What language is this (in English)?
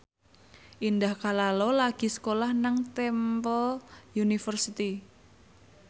Javanese